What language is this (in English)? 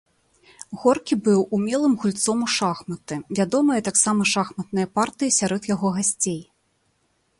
Belarusian